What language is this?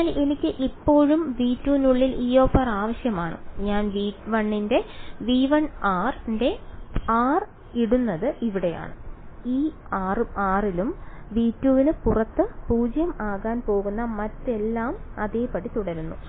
Malayalam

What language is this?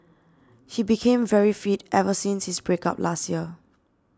English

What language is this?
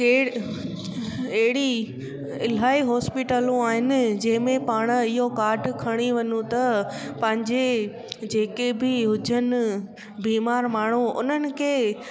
Sindhi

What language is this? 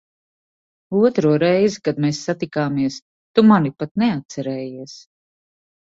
Latvian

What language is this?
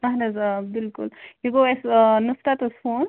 Kashmiri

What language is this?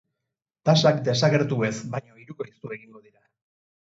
Basque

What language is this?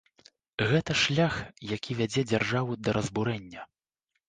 Belarusian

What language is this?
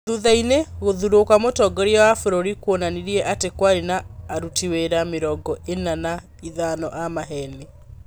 Kikuyu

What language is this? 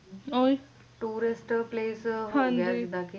Punjabi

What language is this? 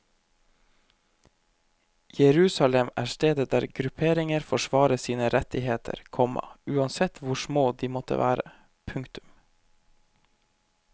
Norwegian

